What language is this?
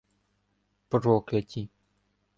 Ukrainian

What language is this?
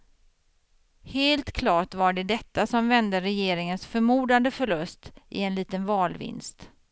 Swedish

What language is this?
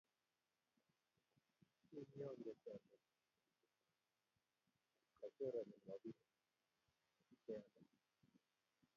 Kalenjin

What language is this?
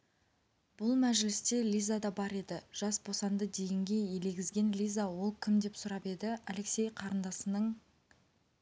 Kazakh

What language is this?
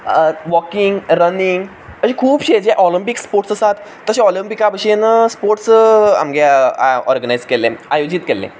Konkani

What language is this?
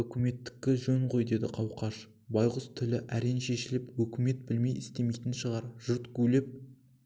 Kazakh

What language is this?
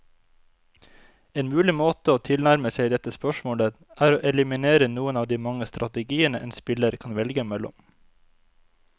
Norwegian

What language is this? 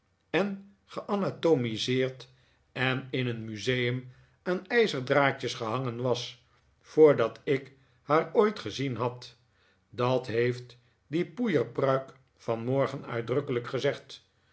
Dutch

